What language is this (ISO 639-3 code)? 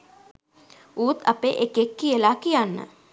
sin